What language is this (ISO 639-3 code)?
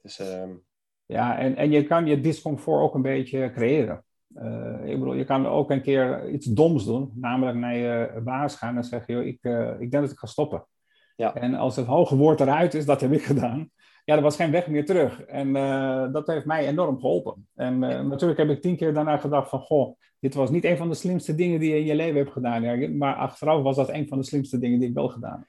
nld